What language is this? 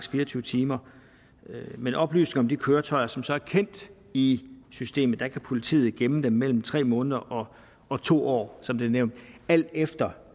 Danish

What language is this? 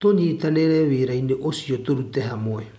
Kikuyu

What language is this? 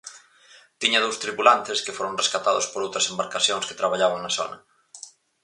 Galician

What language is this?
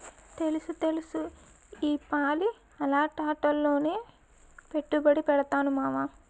Telugu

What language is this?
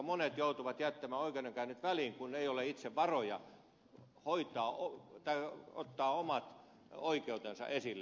Finnish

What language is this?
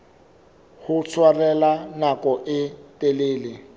Southern Sotho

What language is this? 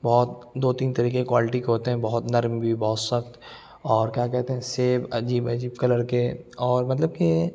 Urdu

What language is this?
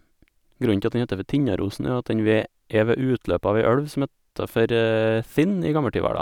Norwegian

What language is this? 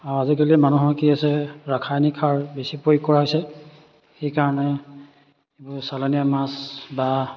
Assamese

